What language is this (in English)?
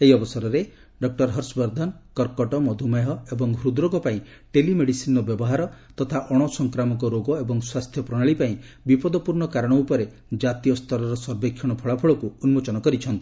Odia